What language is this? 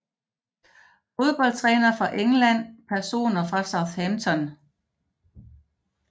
Danish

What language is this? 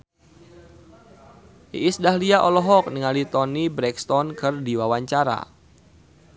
Sundanese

